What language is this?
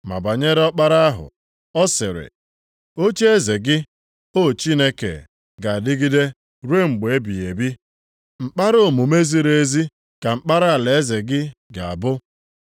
Igbo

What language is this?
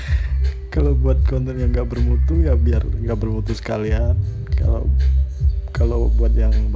Indonesian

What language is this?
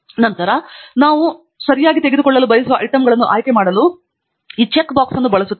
Kannada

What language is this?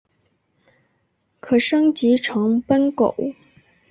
Chinese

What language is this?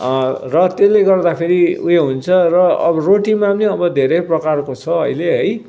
Nepali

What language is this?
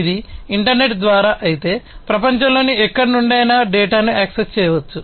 Telugu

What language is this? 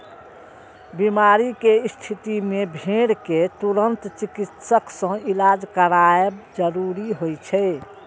Maithili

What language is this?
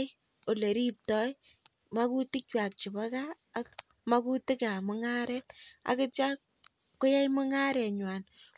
Kalenjin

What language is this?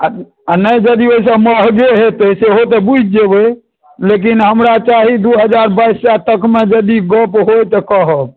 Maithili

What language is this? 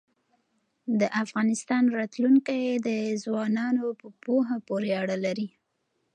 Pashto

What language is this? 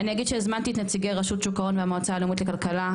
Hebrew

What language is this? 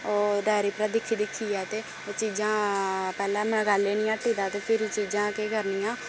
Dogri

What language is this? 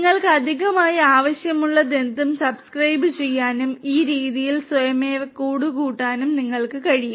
Malayalam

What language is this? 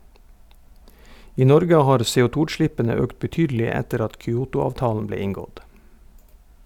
Norwegian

